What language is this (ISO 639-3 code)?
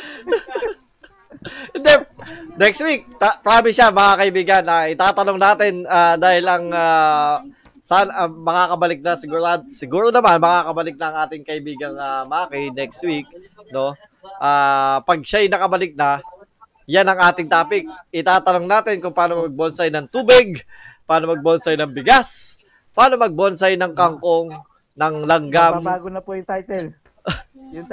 fil